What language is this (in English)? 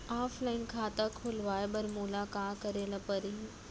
Chhattisgarhi